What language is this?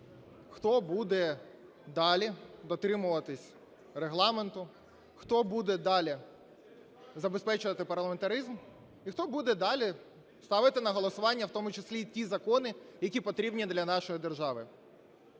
Ukrainian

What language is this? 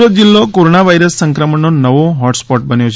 Gujarati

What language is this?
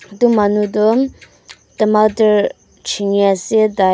Naga Pidgin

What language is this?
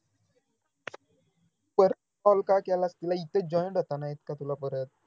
Marathi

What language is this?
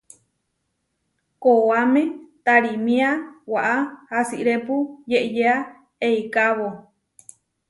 Huarijio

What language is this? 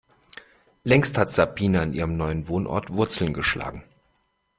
German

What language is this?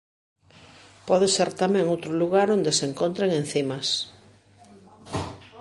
Galician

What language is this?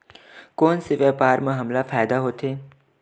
Chhattisgarhi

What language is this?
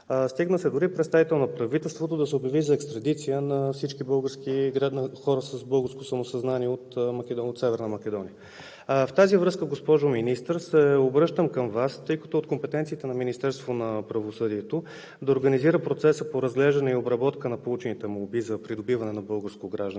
Bulgarian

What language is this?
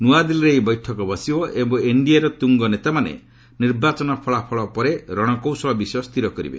Odia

